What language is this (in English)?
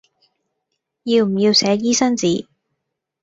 Cantonese